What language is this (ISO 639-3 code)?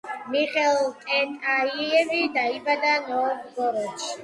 kat